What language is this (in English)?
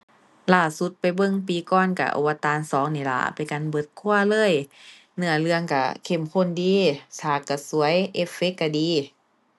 Thai